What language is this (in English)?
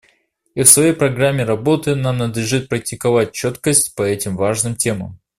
Russian